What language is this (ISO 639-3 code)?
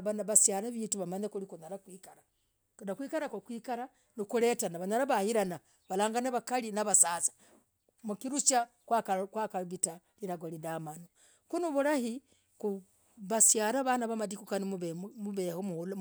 rag